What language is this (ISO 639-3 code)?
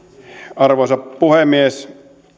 fin